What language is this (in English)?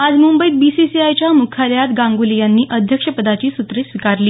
Marathi